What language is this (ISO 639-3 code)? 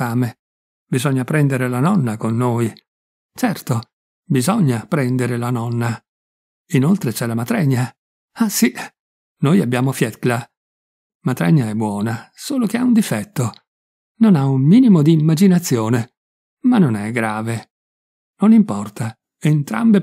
ita